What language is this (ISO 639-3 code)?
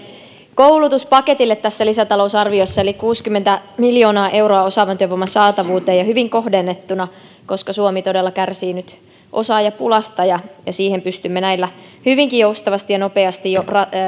fin